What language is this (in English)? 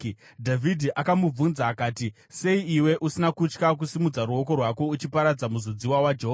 Shona